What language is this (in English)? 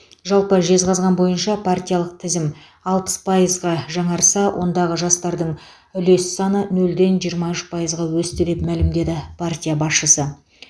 Kazakh